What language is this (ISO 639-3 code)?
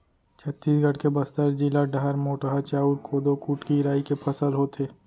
hne